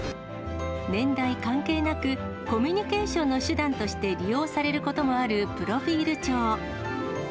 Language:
Japanese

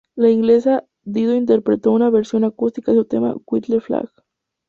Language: Spanish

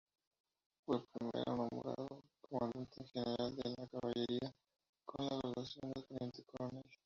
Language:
Spanish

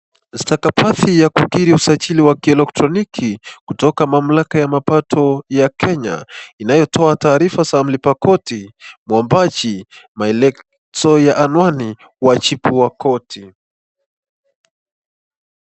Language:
Swahili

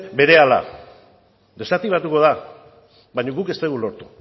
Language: Basque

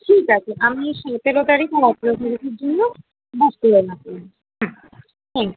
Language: Bangla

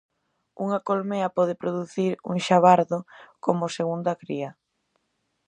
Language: Galician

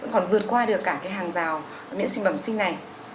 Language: Vietnamese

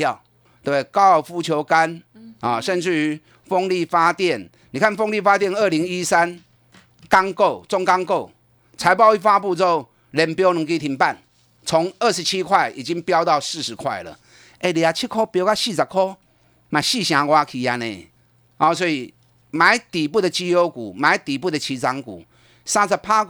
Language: Chinese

